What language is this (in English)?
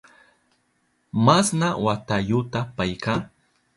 Southern Pastaza Quechua